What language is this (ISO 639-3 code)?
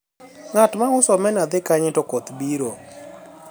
luo